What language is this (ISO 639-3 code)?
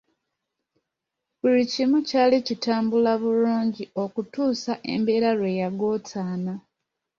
lug